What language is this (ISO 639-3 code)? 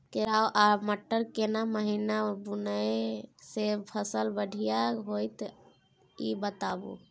mai